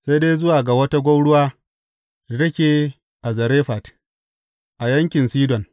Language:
Hausa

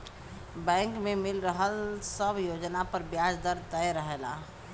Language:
Bhojpuri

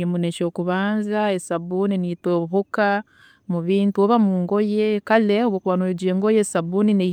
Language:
Tooro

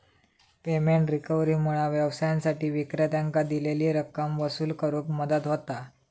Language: Marathi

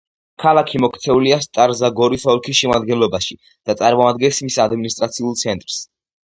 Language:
Georgian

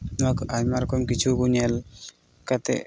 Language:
Santali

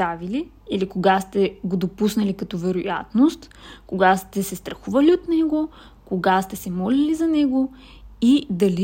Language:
Bulgarian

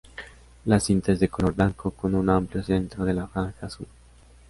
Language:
Spanish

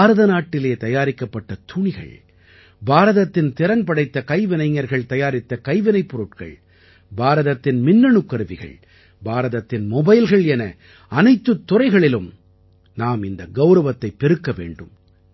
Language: Tamil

